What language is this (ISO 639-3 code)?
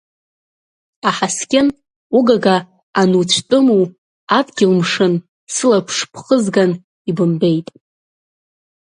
abk